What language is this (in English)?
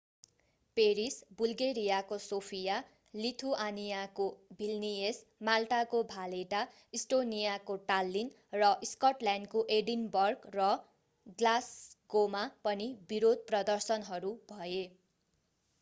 Nepali